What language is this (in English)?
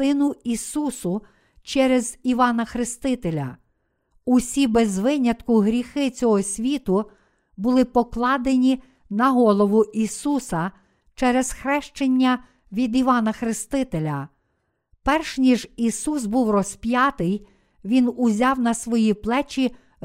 Ukrainian